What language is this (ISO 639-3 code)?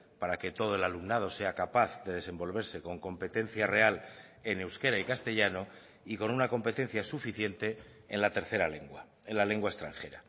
spa